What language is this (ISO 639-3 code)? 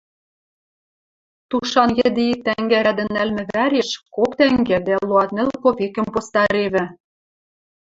mrj